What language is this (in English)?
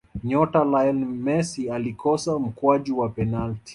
Swahili